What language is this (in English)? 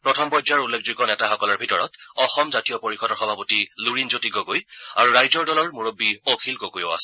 Assamese